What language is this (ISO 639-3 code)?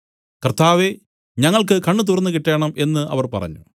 mal